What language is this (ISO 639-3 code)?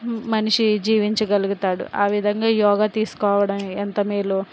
tel